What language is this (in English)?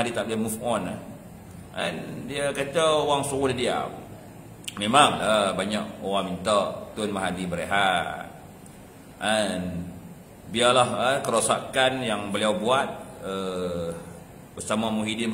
Malay